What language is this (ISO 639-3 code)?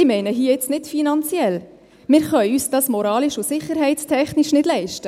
gsw